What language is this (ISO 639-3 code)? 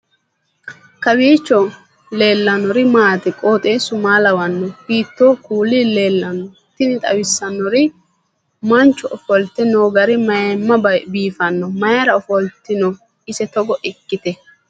sid